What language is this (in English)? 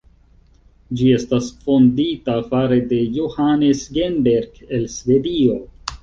Esperanto